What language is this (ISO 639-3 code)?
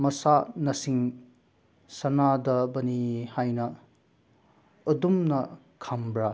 mni